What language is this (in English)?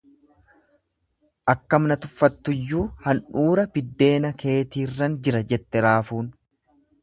Oromo